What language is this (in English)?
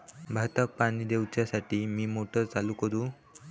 Marathi